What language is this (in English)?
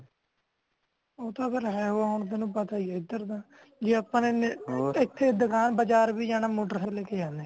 Punjabi